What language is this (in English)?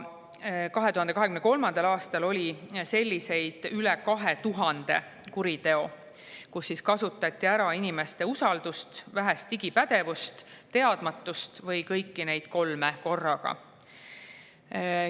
Estonian